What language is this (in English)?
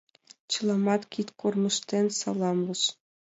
Mari